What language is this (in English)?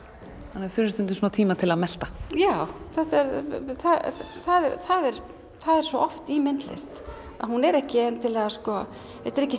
Icelandic